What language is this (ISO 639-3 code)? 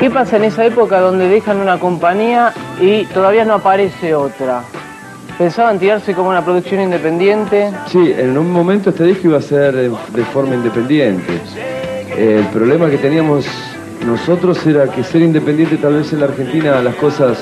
spa